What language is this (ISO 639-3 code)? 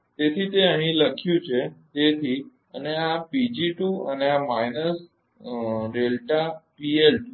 guj